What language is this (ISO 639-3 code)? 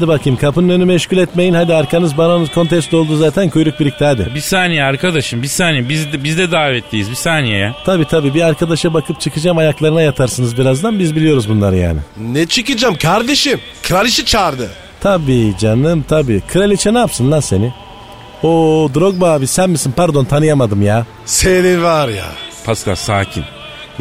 tur